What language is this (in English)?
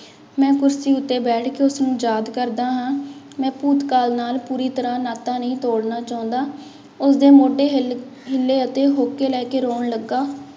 Punjabi